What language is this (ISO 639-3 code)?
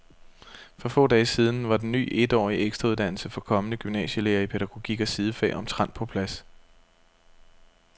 dan